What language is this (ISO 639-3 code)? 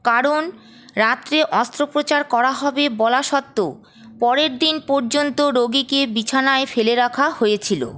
ben